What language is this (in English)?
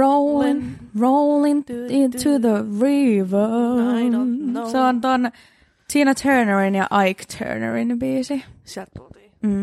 Finnish